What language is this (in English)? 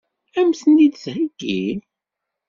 Kabyle